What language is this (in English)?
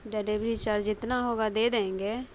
Urdu